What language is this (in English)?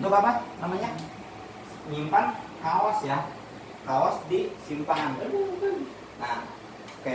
Indonesian